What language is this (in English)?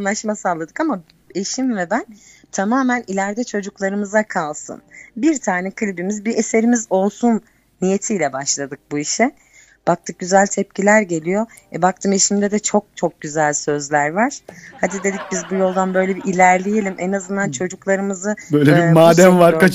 Turkish